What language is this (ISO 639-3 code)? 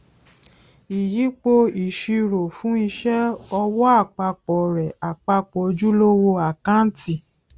yor